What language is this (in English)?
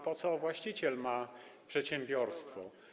Polish